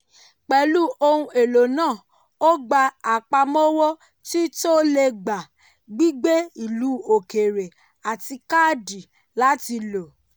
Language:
Yoruba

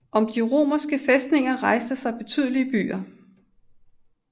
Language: Danish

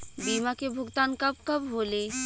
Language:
Bhojpuri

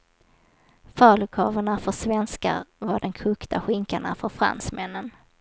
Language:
Swedish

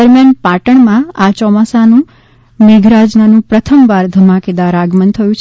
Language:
Gujarati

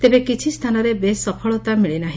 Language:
Odia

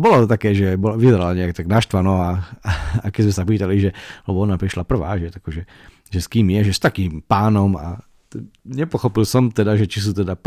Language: Slovak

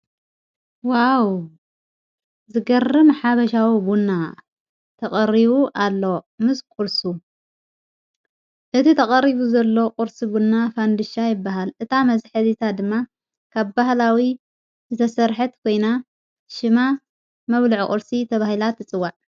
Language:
Tigrinya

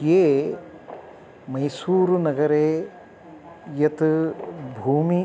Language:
Sanskrit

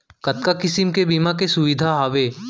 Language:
Chhattisgarhi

